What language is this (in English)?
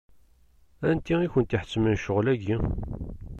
Kabyle